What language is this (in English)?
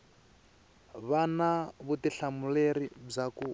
Tsonga